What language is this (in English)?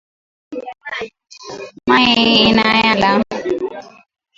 Swahili